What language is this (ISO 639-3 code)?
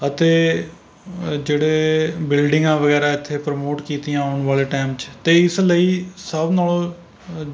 pan